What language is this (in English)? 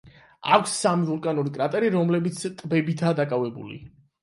Georgian